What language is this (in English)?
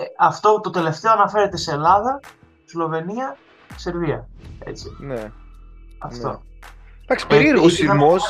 Greek